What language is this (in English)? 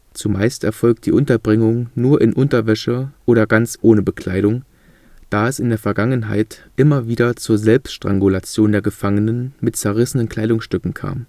German